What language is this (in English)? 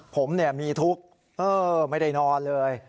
Thai